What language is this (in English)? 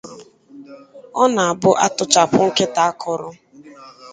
Igbo